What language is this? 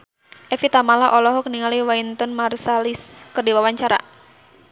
Sundanese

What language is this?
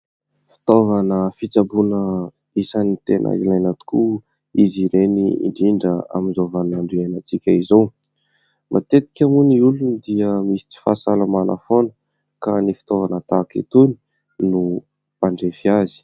Malagasy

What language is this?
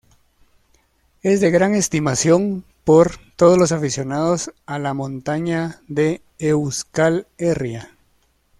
Spanish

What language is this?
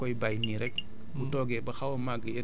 Wolof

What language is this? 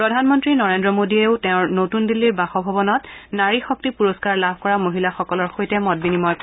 Assamese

